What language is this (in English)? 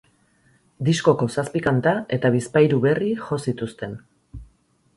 Basque